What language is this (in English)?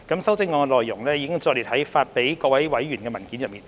Cantonese